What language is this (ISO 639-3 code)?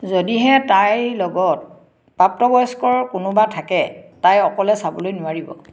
asm